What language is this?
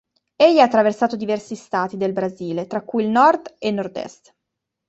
Italian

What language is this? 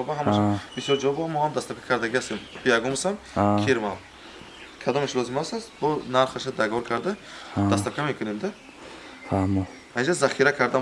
Turkish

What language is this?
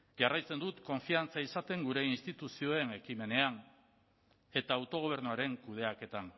Basque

